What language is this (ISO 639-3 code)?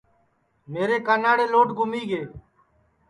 ssi